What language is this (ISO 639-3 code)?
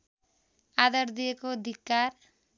nep